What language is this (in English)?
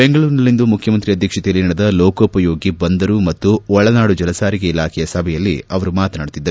Kannada